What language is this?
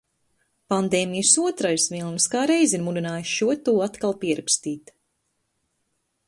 Latvian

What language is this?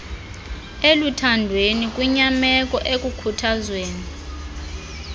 Xhosa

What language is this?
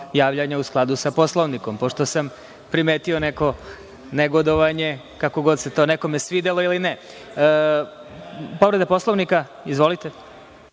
Serbian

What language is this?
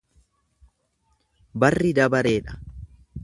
Oromo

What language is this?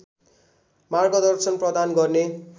Nepali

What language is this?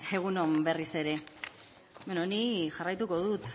Basque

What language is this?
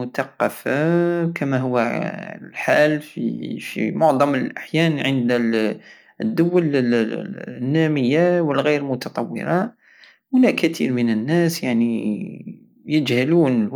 Algerian Saharan Arabic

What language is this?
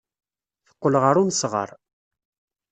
Kabyle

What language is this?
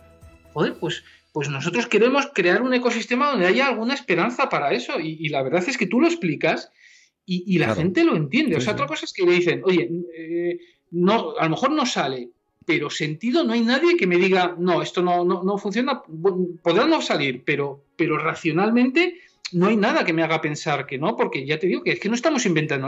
Spanish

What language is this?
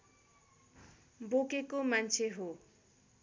Nepali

